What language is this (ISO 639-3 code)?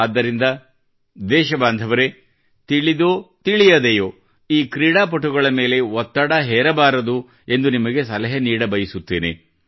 kan